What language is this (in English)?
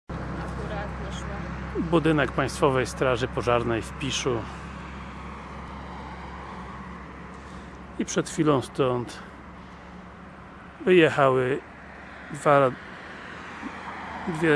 Polish